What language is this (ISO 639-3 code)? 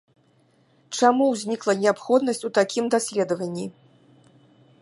bel